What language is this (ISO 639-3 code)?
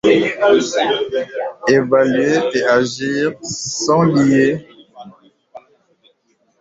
fra